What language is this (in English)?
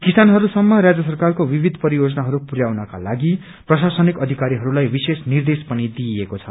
Nepali